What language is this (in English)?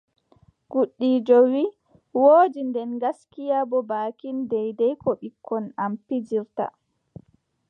Adamawa Fulfulde